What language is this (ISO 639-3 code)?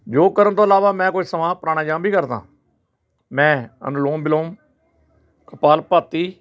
pan